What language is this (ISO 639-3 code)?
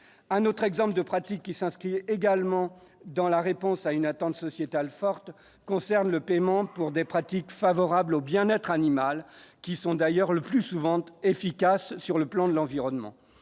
fra